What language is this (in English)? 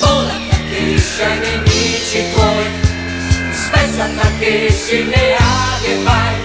Italian